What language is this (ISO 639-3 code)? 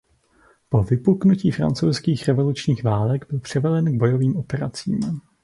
ces